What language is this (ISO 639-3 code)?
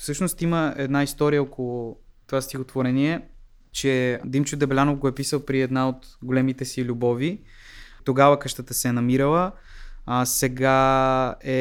bul